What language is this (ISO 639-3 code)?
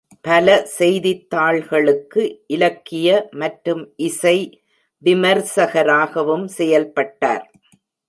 tam